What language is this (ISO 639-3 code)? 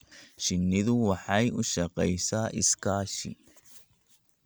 som